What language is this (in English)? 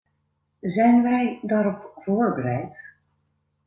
Dutch